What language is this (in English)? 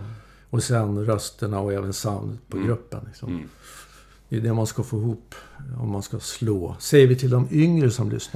Swedish